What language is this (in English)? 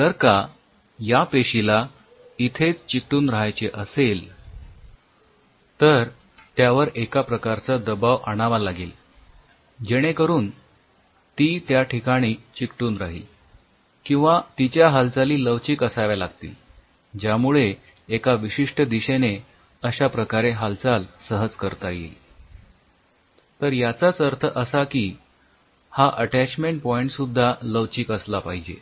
Marathi